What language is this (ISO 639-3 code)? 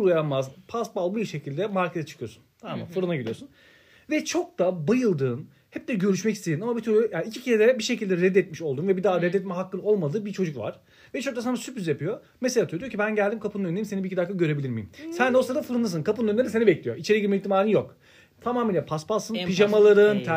tur